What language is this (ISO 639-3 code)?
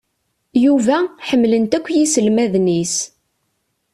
kab